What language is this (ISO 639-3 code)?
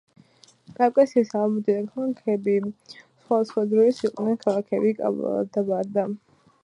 kat